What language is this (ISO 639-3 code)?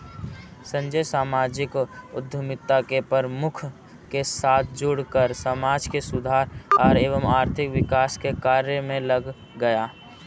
hin